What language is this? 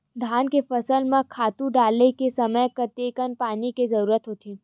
Chhattisgarhi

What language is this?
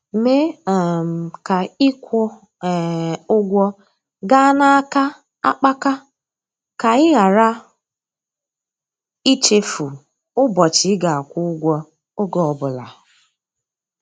Igbo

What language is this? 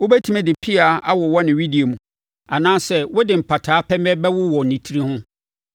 Akan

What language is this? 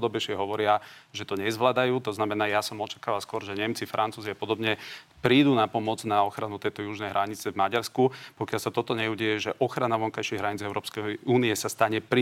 Slovak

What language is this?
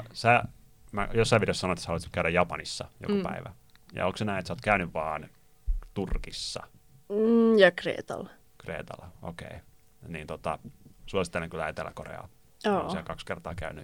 Finnish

